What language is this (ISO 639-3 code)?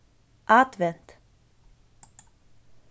fao